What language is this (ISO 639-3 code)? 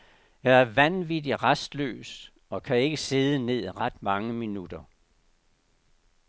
dan